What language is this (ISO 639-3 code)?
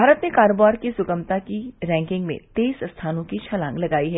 hin